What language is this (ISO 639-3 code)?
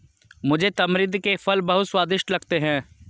hin